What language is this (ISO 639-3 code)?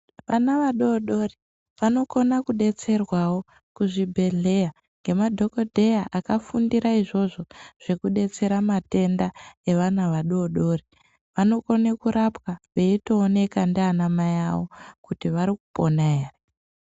ndc